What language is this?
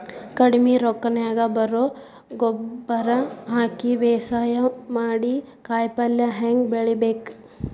Kannada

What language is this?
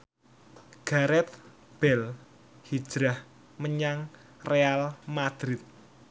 Javanese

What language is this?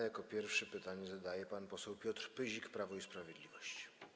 Polish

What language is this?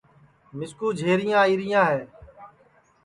Sansi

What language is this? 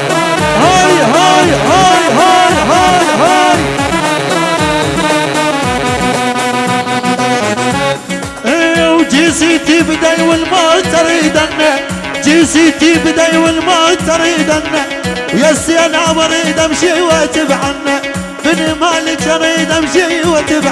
Arabic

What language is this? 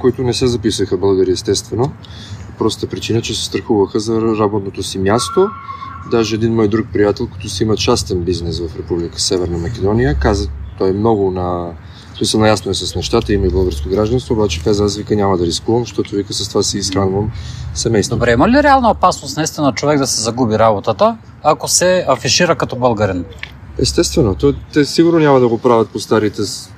Bulgarian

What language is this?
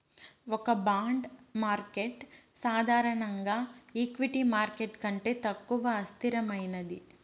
Telugu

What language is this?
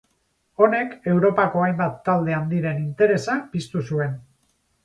Basque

